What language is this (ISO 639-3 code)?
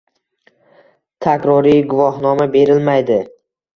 uzb